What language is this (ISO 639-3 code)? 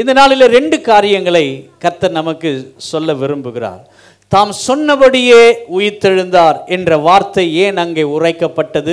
tam